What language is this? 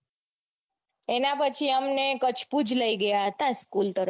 Gujarati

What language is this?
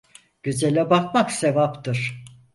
Turkish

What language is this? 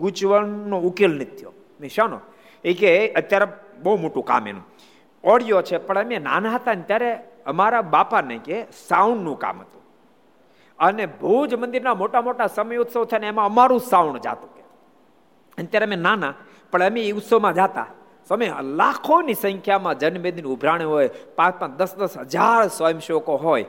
Gujarati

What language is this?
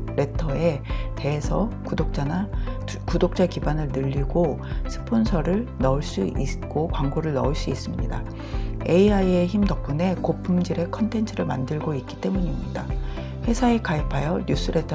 Korean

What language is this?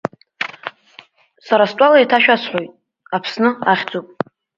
Abkhazian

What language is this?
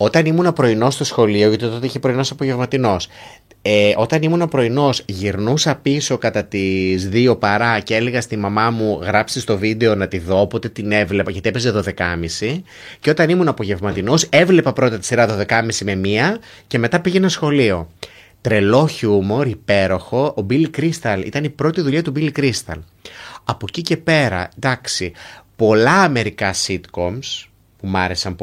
Greek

